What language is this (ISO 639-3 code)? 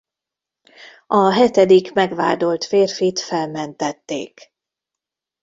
hun